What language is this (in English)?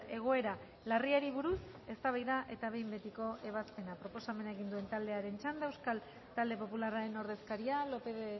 Basque